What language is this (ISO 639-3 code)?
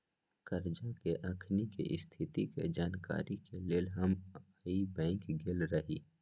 mag